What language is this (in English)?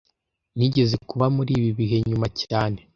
Kinyarwanda